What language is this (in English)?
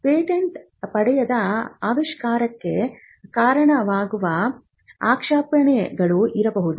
Kannada